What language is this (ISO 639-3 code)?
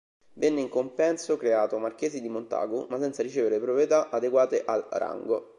ita